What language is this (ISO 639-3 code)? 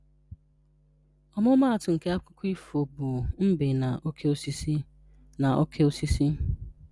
ibo